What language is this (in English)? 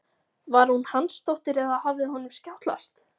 Icelandic